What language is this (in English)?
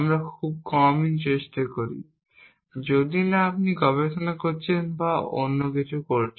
Bangla